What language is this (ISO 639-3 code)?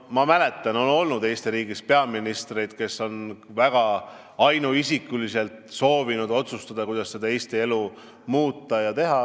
est